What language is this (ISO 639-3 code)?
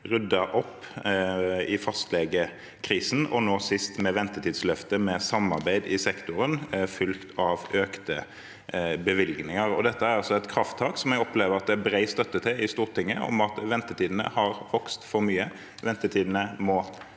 nor